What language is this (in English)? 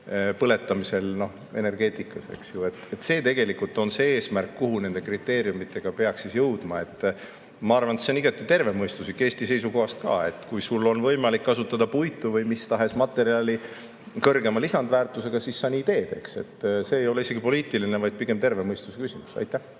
Estonian